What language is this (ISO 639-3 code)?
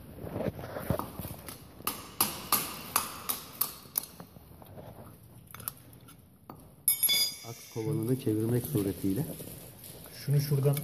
tur